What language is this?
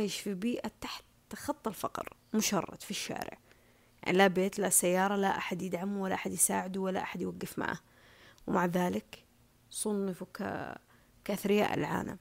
Arabic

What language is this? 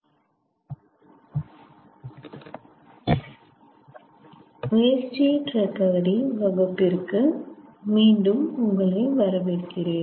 Tamil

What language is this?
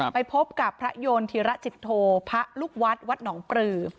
Thai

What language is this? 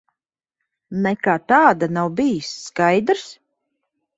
Latvian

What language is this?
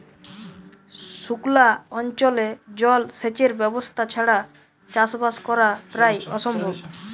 Bangla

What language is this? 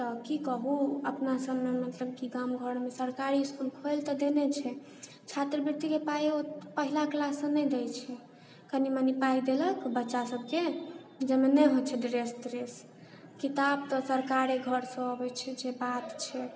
Maithili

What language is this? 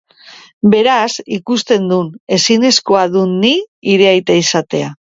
Basque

